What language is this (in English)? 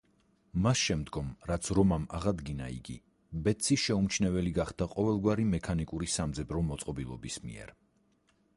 Georgian